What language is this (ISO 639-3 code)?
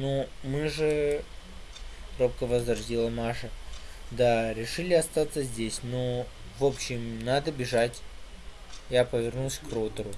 rus